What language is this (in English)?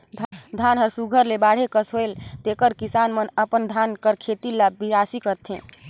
Chhattisgarhi